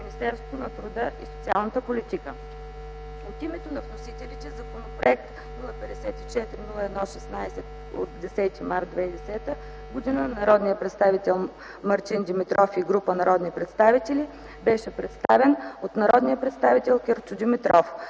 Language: Bulgarian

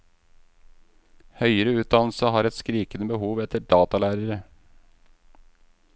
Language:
Norwegian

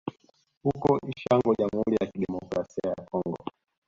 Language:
Swahili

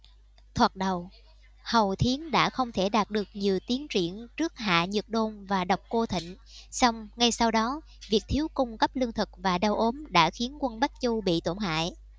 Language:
Vietnamese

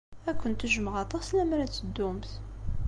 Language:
Kabyle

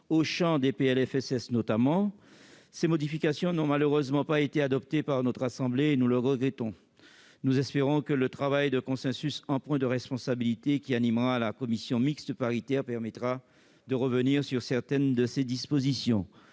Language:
French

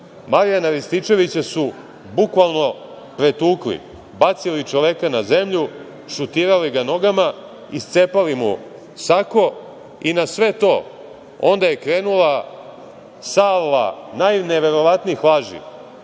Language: Serbian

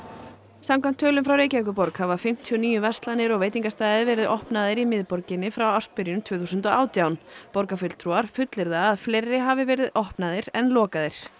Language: Icelandic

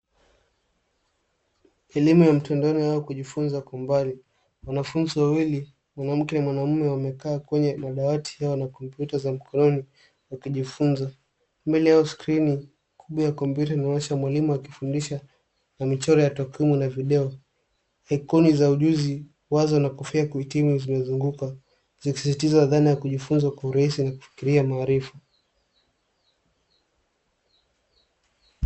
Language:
Swahili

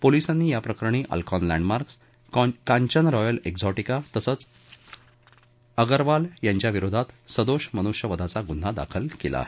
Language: Marathi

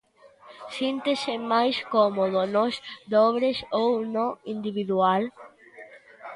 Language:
Galician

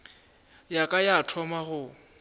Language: Northern Sotho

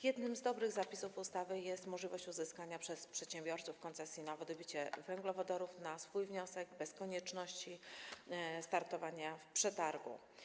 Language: Polish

